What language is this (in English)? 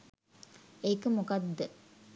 Sinhala